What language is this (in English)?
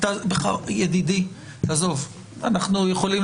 Hebrew